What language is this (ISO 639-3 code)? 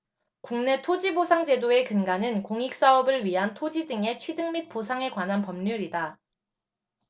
kor